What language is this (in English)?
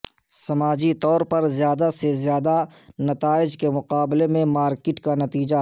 Urdu